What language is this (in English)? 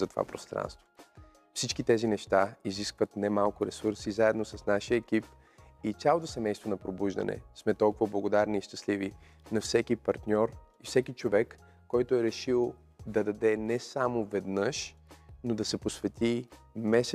Bulgarian